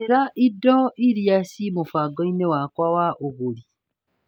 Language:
Kikuyu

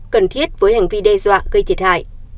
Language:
Vietnamese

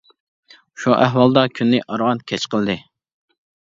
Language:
Uyghur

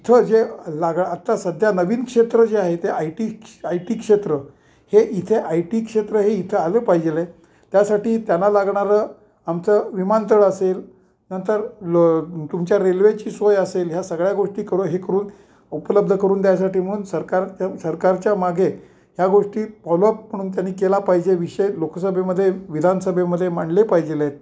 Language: Marathi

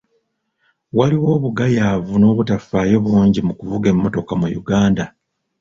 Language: Ganda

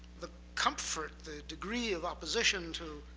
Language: English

